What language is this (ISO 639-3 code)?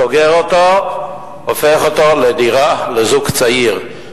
heb